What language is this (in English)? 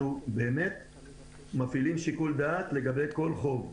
Hebrew